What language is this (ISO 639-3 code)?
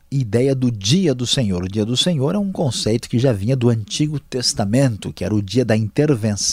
por